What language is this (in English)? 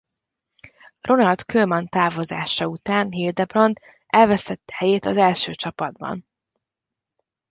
Hungarian